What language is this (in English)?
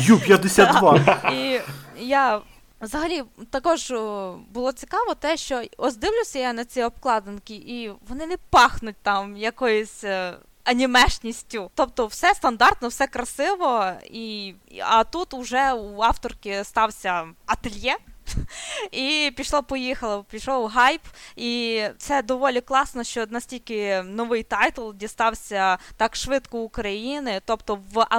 Ukrainian